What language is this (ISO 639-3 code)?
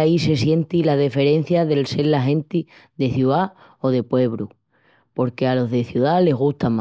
ext